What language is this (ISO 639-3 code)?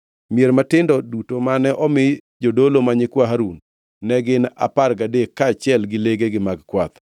luo